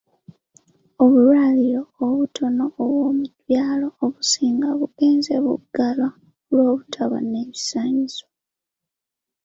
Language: Ganda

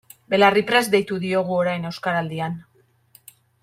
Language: Basque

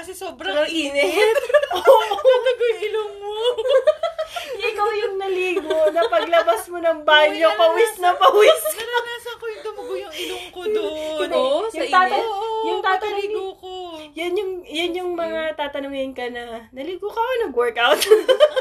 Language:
Filipino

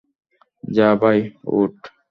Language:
Bangla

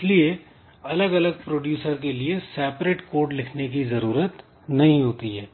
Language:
Hindi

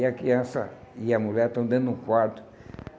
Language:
Portuguese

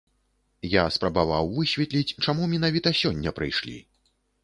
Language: Belarusian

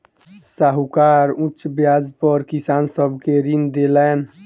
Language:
Maithili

